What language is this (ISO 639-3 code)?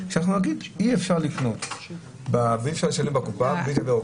heb